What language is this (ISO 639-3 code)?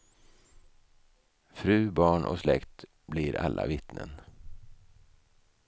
swe